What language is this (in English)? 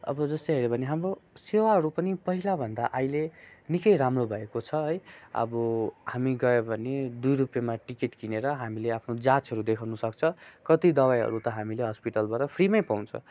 Nepali